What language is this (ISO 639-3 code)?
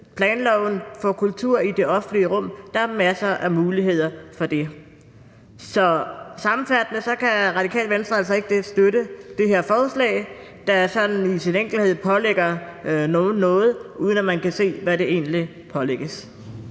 dan